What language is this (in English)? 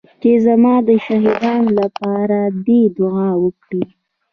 Pashto